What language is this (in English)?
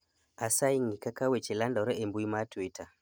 Luo (Kenya and Tanzania)